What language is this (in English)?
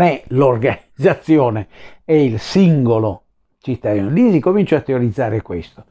Italian